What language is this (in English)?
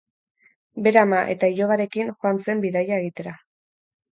Basque